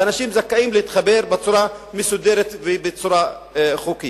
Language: Hebrew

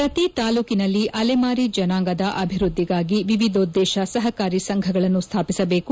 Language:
Kannada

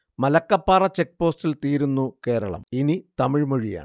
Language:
Malayalam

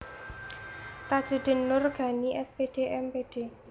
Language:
Javanese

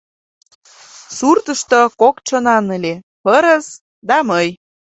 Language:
Mari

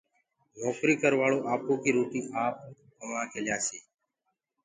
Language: Gurgula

